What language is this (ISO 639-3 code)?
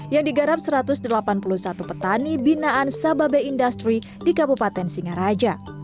ind